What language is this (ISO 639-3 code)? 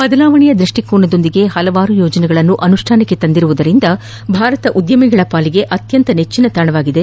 kan